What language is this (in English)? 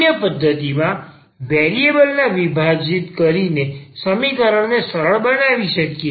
Gujarati